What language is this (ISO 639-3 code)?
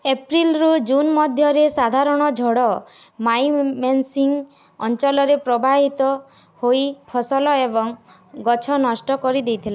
ori